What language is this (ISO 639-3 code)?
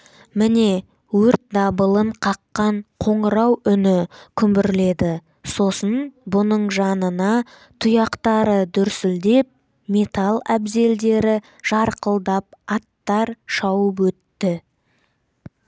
kaz